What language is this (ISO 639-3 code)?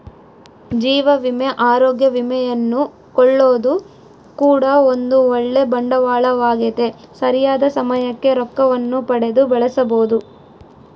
kan